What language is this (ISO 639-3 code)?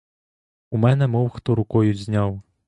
ukr